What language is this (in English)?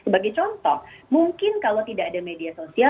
Indonesian